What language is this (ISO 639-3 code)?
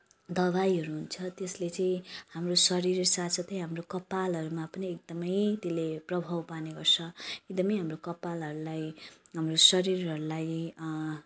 nep